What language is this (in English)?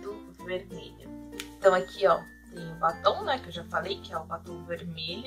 Portuguese